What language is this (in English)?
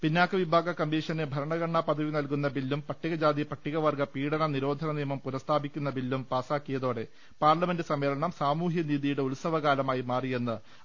Malayalam